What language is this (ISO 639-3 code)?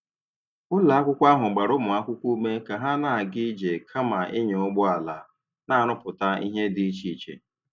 ibo